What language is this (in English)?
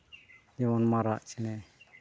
Santali